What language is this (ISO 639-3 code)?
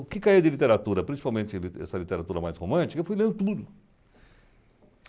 por